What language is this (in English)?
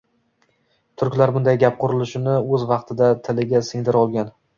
Uzbek